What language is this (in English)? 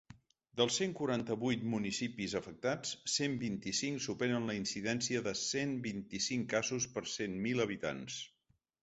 Catalan